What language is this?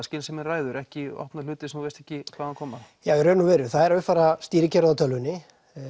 Icelandic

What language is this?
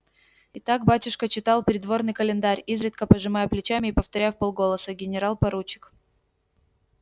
Russian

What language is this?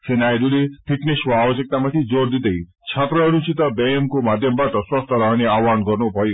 Nepali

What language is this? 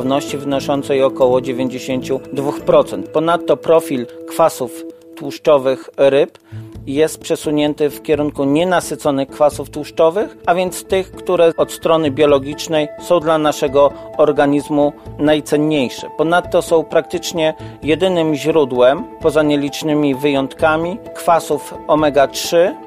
Polish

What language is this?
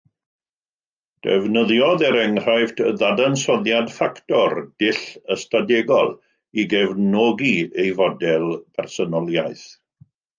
Welsh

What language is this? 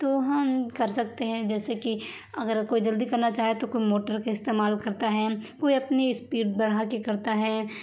Urdu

